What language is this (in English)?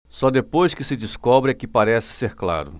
Portuguese